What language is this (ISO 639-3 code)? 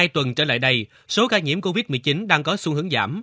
vie